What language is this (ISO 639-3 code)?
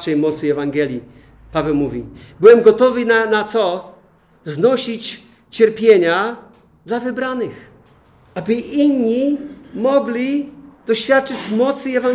pol